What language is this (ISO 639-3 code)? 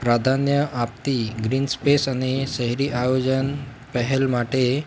guj